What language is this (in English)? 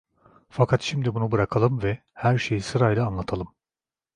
Turkish